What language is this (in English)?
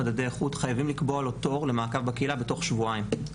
Hebrew